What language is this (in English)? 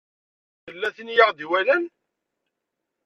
Kabyle